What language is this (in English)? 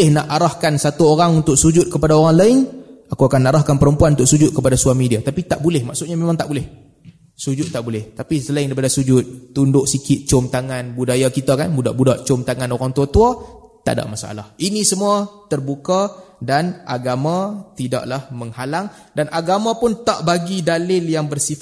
Malay